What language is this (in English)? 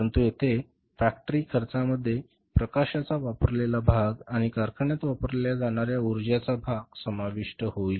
Marathi